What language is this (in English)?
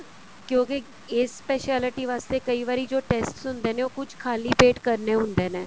Punjabi